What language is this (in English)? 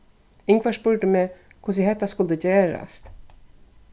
Faroese